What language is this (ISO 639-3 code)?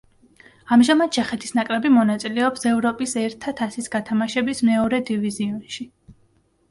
kat